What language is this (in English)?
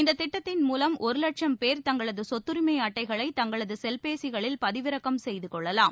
Tamil